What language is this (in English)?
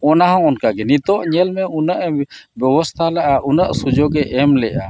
Santali